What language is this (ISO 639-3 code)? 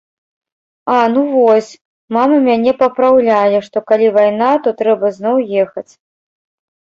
bel